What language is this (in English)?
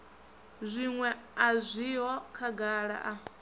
Venda